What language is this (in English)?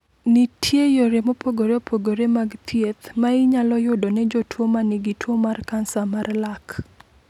Luo (Kenya and Tanzania)